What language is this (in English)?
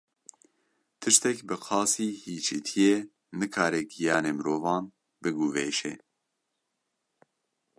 Kurdish